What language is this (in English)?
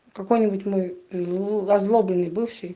Russian